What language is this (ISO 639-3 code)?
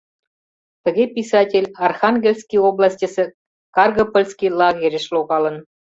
chm